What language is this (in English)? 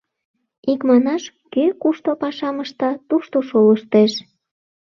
Mari